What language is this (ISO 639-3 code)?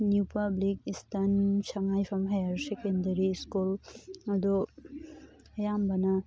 mni